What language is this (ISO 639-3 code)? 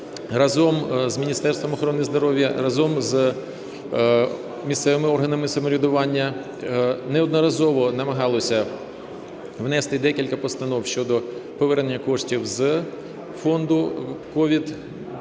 ukr